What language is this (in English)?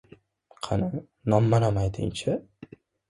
Uzbek